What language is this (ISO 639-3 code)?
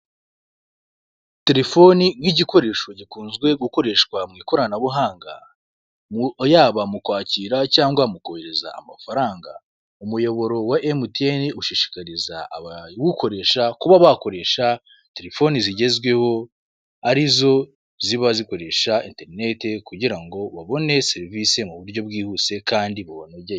kin